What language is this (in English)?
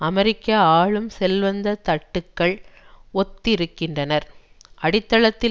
Tamil